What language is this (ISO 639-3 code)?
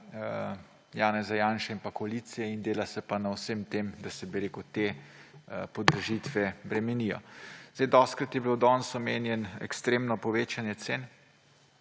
slv